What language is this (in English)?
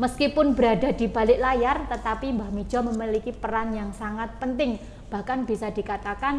Indonesian